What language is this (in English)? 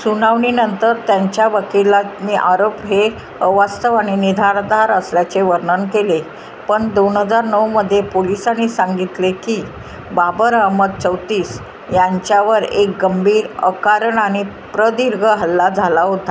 Marathi